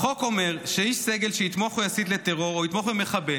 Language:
Hebrew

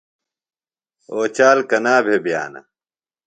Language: Phalura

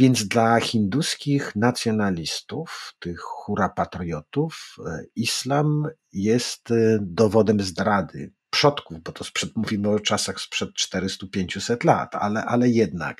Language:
Polish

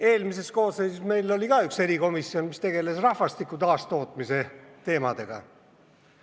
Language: Estonian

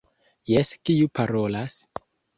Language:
Esperanto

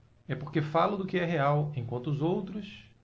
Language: Portuguese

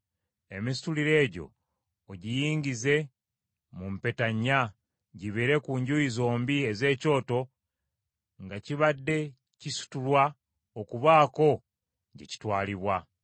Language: Ganda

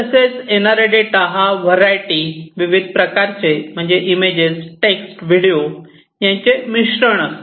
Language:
Marathi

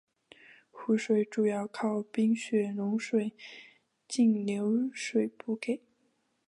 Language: Chinese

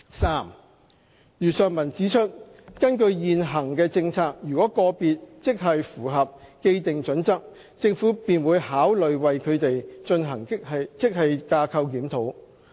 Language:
Cantonese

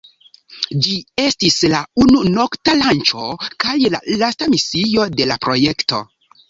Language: Esperanto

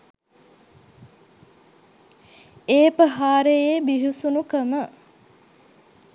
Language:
Sinhala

